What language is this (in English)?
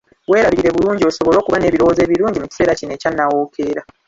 Ganda